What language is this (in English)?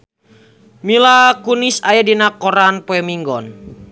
Sundanese